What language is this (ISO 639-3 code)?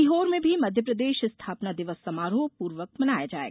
hin